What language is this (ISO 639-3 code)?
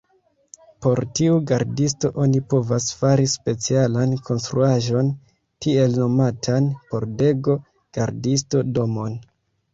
epo